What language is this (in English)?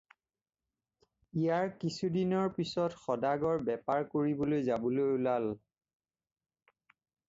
Assamese